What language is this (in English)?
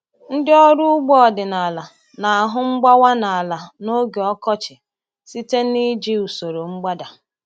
Igbo